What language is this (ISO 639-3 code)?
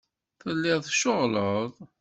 kab